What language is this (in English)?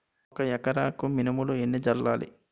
Telugu